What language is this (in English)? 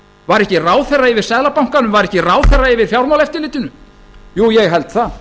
Icelandic